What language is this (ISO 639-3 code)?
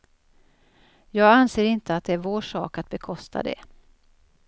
swe